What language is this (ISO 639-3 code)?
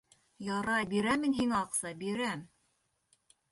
bak